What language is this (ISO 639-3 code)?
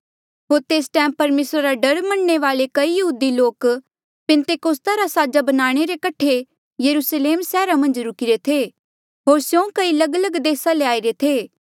mjl